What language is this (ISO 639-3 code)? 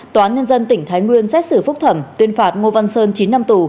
vie